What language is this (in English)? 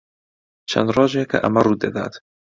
Central Kurdish